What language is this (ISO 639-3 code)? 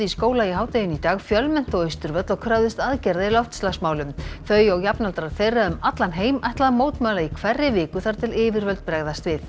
isl